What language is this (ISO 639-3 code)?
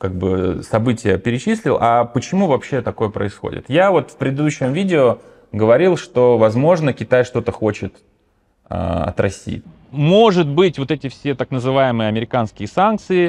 rus